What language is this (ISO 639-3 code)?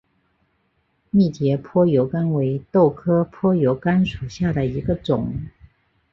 zho